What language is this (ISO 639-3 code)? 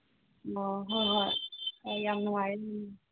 mni